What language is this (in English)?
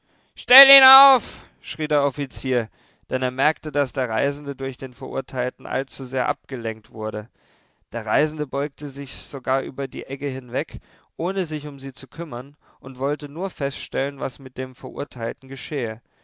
German